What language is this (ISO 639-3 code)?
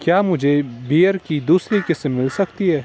urd